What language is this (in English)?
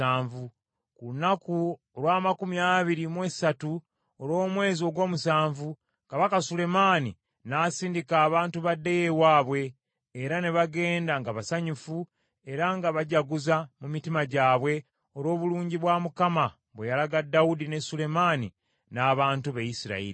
Ganda